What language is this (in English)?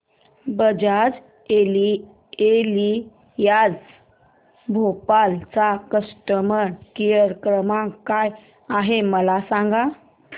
Marathi